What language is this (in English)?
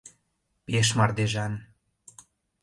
Mari